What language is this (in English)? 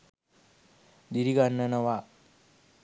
Sinhala